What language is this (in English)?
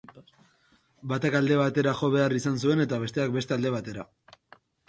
Basque